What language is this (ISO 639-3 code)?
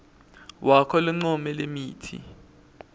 ssw